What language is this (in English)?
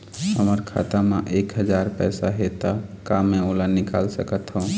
Chhattisgarhi